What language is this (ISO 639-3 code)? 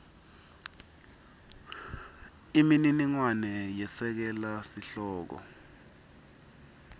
ssw